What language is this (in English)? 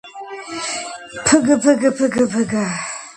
Georgian